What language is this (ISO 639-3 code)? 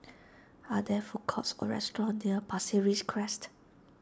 eng